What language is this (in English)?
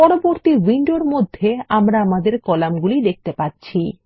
Bangla